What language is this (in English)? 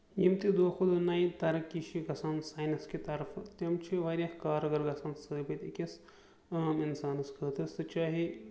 Kashmiri